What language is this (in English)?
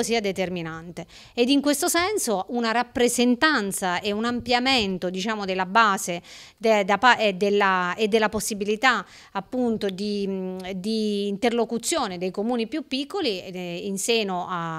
Italian